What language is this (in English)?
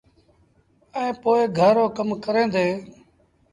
Sindhi Bhil